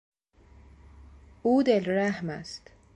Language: Persian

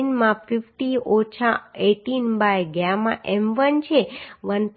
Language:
Gujarati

